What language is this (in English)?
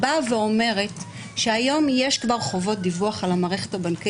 Hebrew